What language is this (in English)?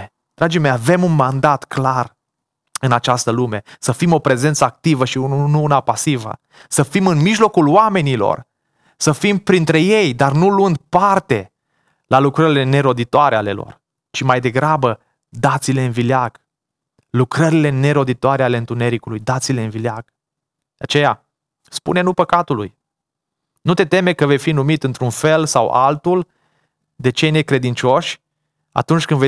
Romanian